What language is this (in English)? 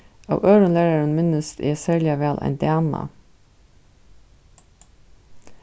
Faroese